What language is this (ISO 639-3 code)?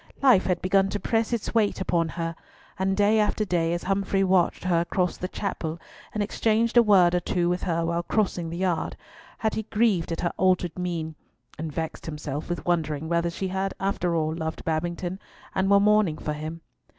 eng